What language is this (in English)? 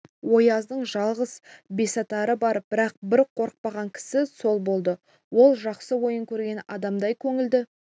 Kazakh